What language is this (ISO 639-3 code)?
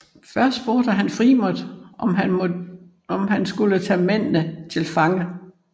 dan